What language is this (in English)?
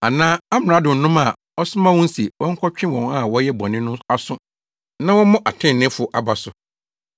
Akan